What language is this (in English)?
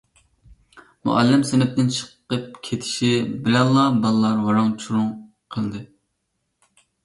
Uyghur